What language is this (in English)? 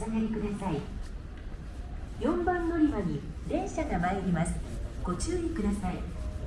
Japanese